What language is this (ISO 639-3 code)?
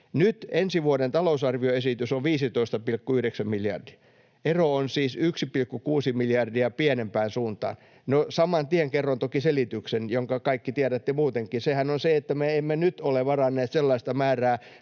fin